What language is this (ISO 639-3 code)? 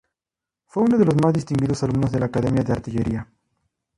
spa